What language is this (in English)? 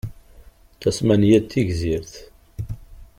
Kabyle